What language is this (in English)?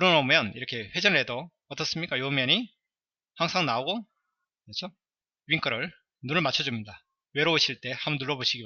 Korean